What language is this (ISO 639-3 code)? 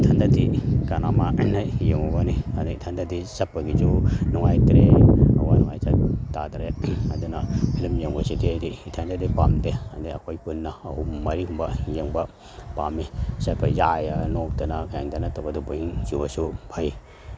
mni